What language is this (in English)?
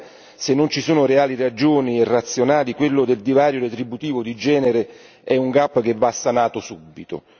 Italian